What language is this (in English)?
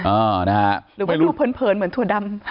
Thai